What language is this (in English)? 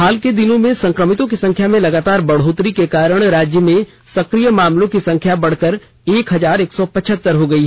Hindi